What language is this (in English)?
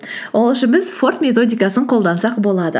Kazakh